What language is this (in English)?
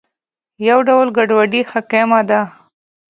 Pashto